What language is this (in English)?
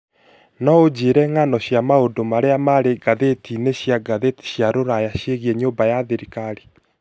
Kikuyu